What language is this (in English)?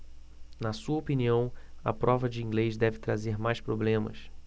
Portuguese